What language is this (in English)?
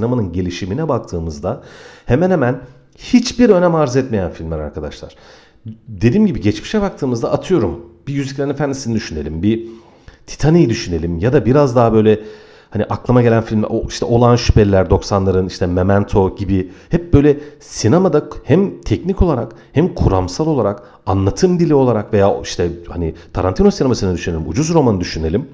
Turkish